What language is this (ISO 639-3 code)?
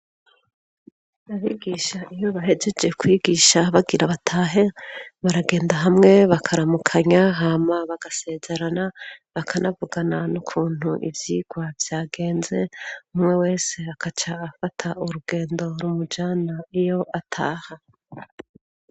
run